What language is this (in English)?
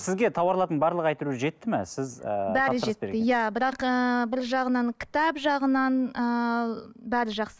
Kazakh